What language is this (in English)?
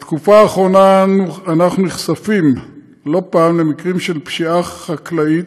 Hebrew